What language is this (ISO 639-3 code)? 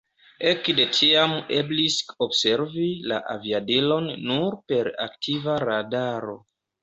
epo